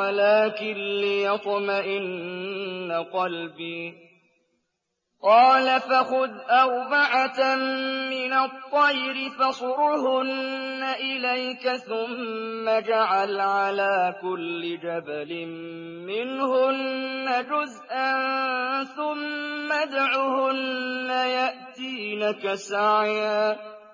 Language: Arabic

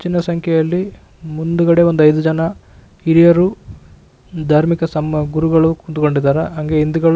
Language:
Kannada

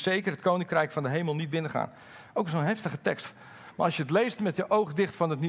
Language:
Dutch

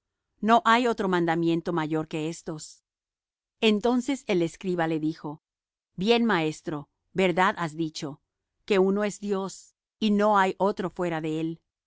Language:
Spanish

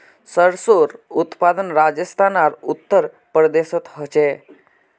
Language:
Magahi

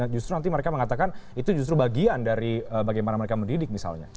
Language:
Indonesian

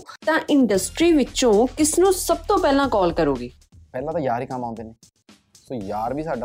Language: Punjabi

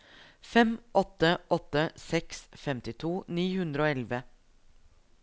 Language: Norwegian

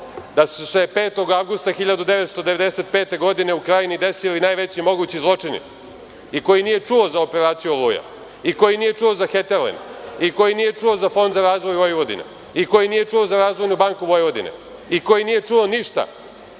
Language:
Serbian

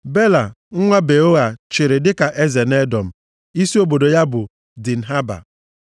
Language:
Igbo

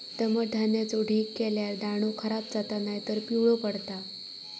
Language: Marathi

